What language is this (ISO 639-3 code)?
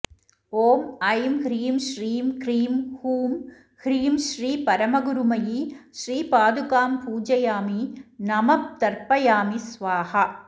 san